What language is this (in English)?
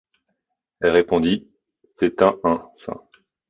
French